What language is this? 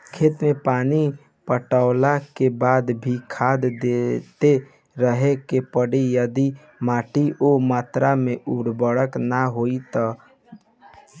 Bhojpuri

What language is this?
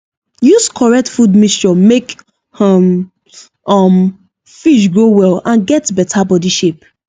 Nigerian Pidgin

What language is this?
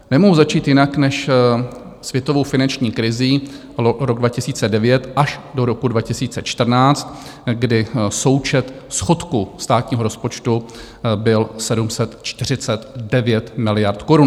Czech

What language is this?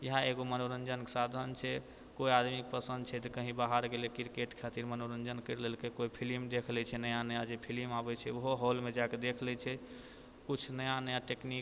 Maithili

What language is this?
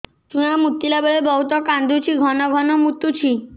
Odia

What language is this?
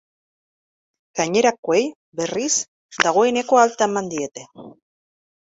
Basque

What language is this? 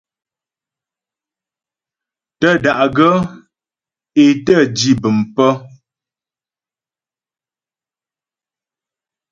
Ghomala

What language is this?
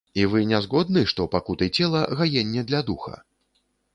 Belarusian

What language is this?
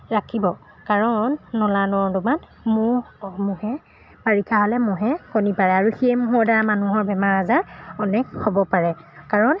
Assamese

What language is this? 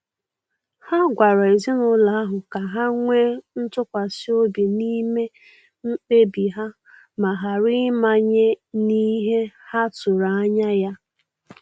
Igbo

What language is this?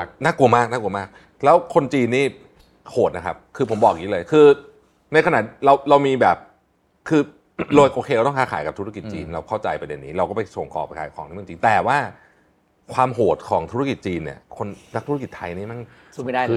Thai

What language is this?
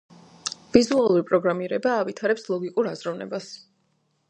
Georgian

